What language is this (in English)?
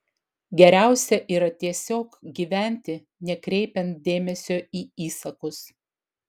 Lithuanian